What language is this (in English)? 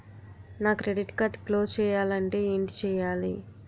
Telugu